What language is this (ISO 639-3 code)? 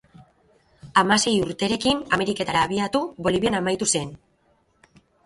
eus